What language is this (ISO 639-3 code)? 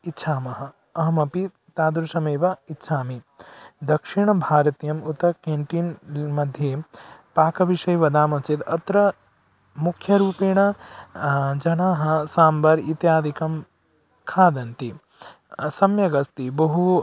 san